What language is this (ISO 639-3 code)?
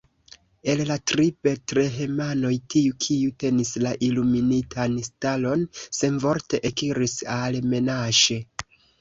epo